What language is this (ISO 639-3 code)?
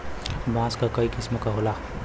bho